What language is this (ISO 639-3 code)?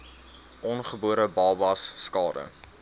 afr